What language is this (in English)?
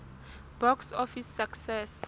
Southern Sotho